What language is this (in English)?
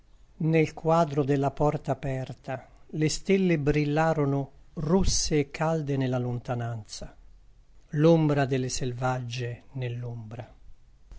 Italian